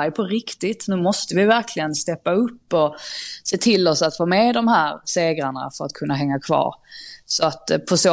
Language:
Swedish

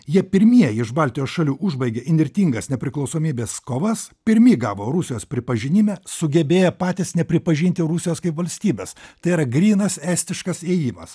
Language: Lithuanian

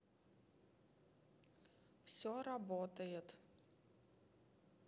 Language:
Russian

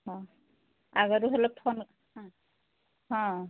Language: Odia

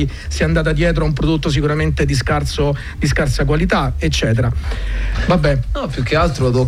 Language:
Italian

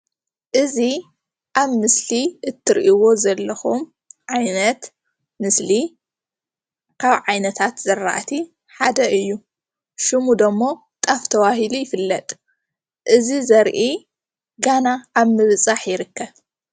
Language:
Tigrinya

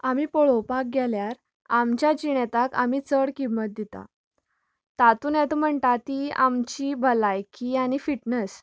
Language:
Konkani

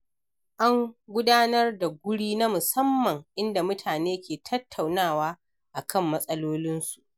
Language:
Hausa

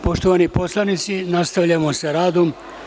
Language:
Serbian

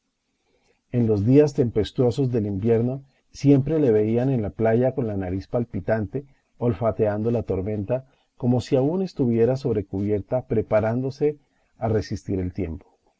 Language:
Spanish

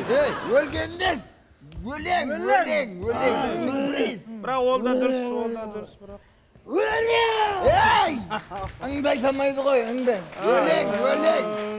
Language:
Turkish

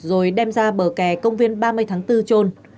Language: Vietnamese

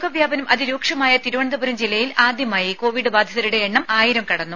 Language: Malayalam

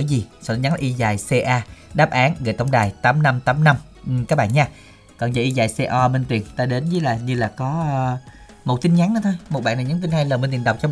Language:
Vietnamese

